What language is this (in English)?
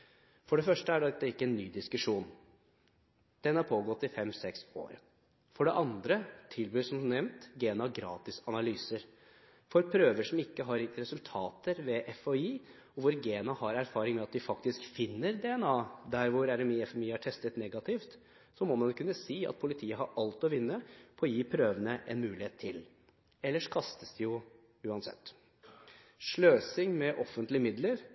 Norwegian Bokmål